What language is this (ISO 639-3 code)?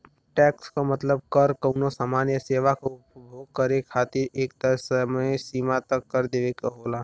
bho